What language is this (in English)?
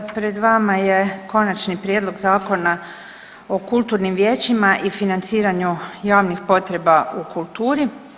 Croatian